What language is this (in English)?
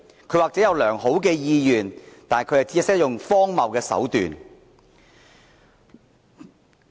Cantonese